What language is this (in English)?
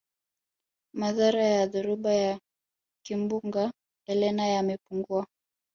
Swahili